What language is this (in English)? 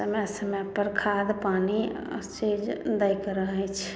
Maithili